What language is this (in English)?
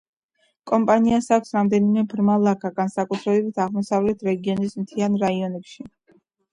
Georgian